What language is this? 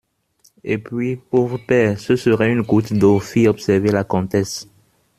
French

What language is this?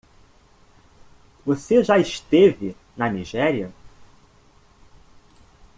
Portuguese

